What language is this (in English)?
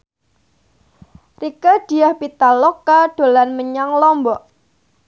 Javanese